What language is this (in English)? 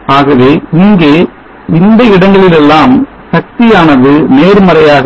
Tamil